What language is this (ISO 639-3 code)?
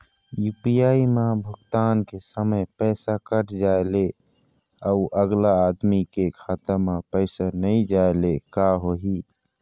hne